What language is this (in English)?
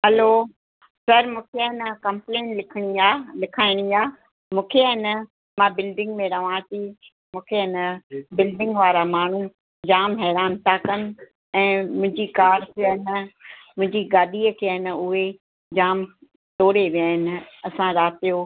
Sindhi